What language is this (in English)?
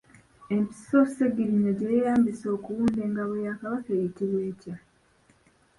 Ganda